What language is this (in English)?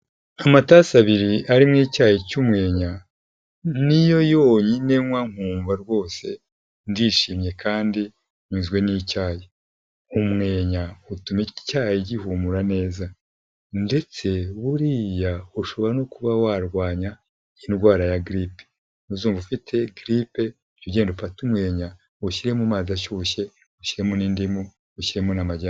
Kinyarwanda